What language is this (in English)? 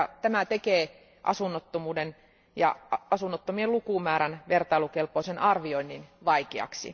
Finnish